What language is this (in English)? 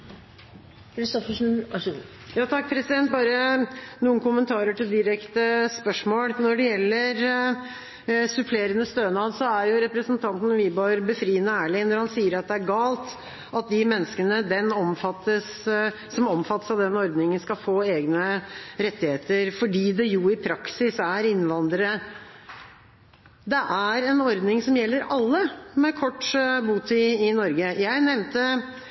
Norwegian Bokmål